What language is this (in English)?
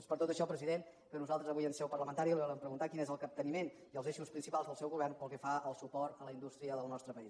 Catalan